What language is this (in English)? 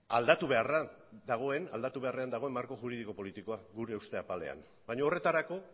Basque